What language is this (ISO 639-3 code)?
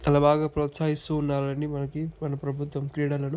tel